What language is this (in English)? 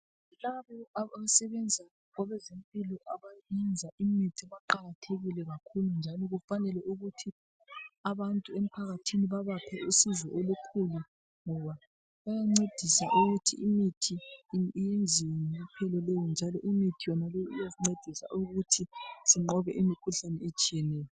North Ndebele